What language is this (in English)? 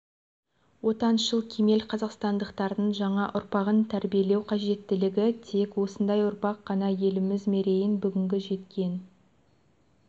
Kazakh